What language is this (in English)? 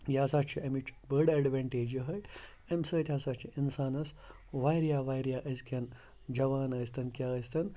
Kashmiri